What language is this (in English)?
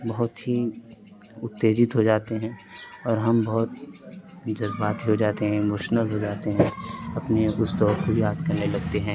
Urdu